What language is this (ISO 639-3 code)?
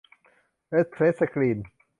tha